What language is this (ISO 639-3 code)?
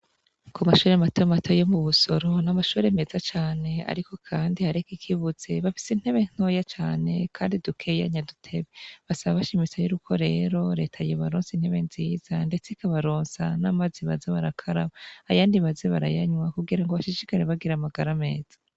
run